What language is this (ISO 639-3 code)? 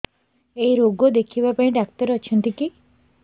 ori